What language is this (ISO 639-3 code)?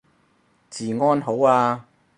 yue